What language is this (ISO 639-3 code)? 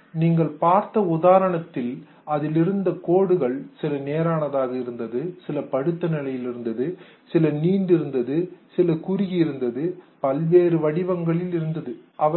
tam